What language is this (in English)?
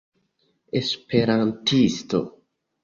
Esperanto